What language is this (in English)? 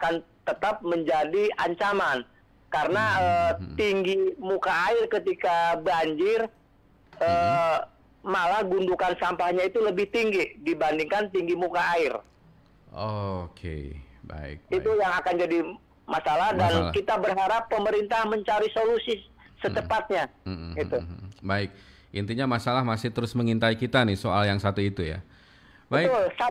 Indonesian